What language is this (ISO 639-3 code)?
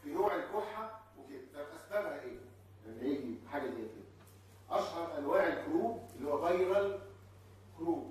ara